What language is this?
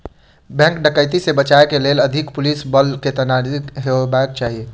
Maithili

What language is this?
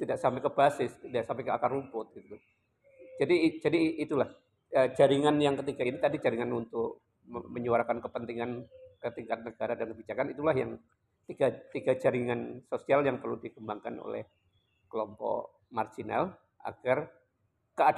Indonesian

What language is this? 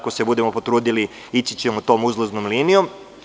Serbian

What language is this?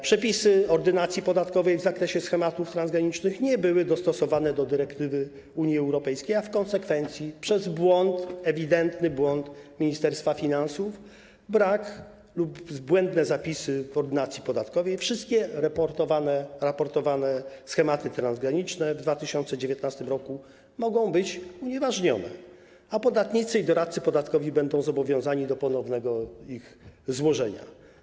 Polish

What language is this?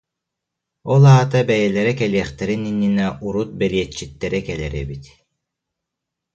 Yakut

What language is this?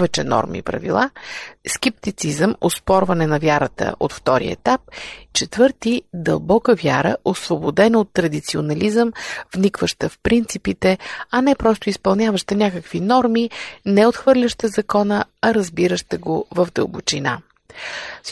Bulgarian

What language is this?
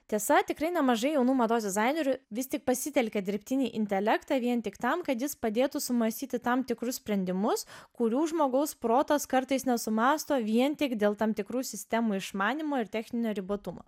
Lithuanian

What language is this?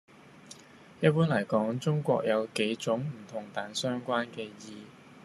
Cantonese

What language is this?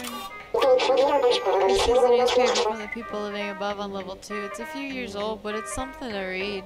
English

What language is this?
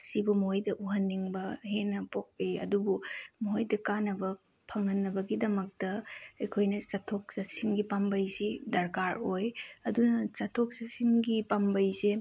Manipuri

